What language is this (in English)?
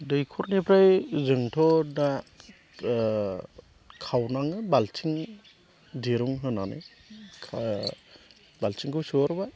Bodo